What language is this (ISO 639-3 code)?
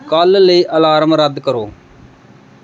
pan